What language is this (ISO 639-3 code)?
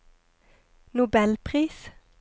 nor